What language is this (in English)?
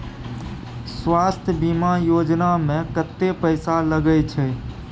Maithili